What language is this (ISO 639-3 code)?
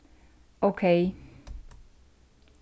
fao